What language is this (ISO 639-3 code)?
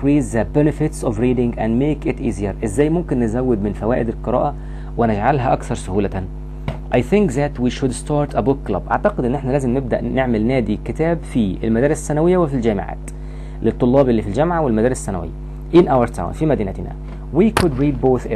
ara